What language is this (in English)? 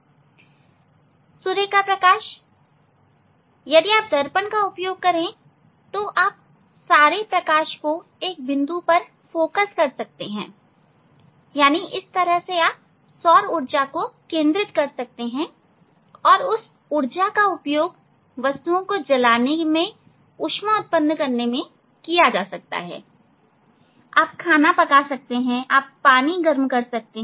Hindi